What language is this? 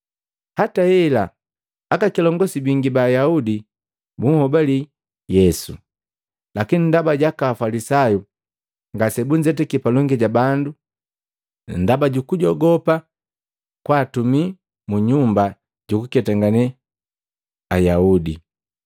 Matengo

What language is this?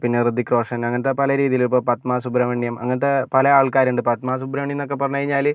Malayalam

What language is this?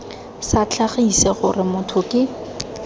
Tswana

